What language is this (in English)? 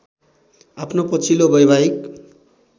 Nepali